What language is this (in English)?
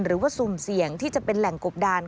Thai